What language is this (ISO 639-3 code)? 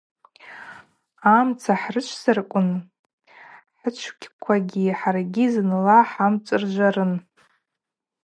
abq